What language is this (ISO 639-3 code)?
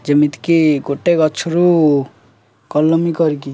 ori